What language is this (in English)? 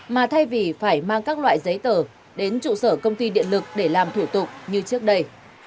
Vietnamese